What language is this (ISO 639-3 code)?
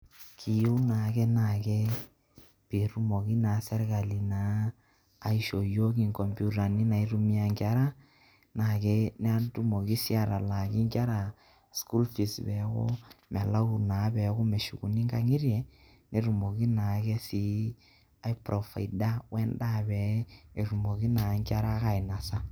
mas